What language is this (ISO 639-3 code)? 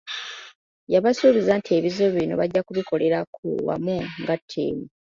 lug